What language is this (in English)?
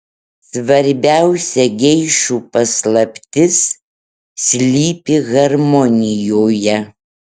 Lithuanian